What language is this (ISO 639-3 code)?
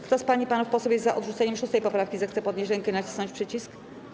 pol